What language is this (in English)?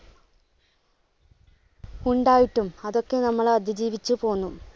Malayalam